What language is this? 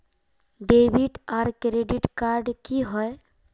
Magahi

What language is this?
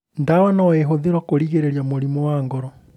Kikuyu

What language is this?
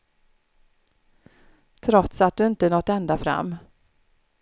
Swedish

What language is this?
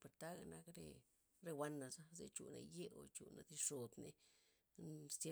Loxicha Zapotec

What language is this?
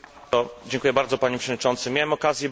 Polish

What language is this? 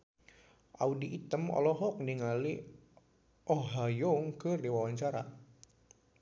Sundanese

